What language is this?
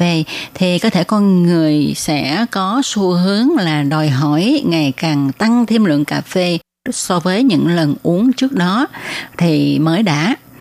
Vietnamese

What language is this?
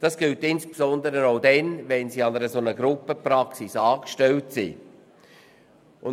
Swiss German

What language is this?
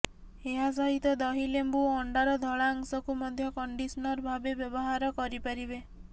Odia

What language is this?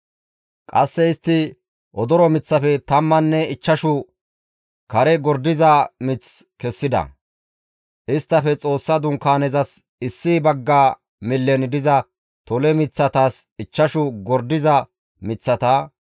Gamo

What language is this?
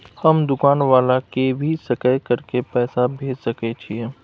Maithili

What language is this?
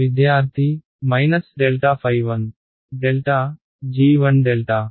Telugu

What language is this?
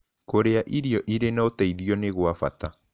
Kikuyu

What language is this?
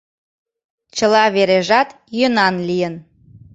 Mari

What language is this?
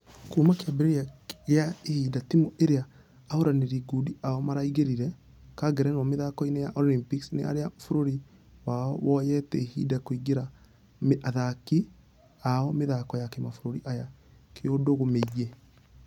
Kikuyu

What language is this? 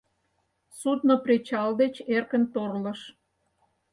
Mari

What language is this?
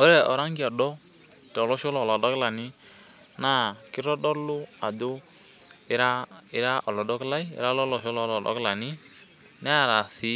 Masai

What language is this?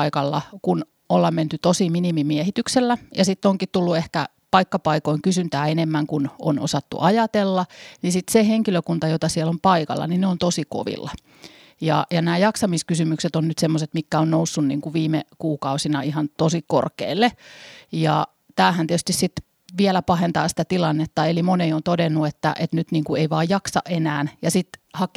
Finnish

